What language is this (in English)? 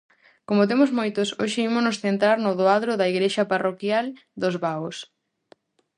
Galician